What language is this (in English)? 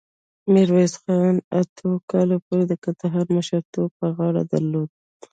Pashto